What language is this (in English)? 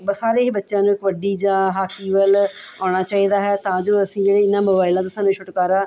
Punjabi